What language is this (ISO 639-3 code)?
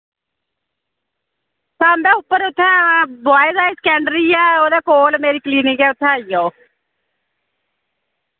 doi